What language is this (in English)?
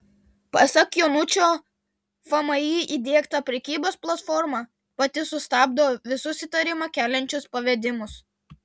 Lithuanian